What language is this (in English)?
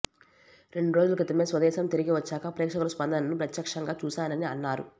Telugu